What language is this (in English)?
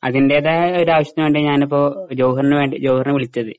Malayalam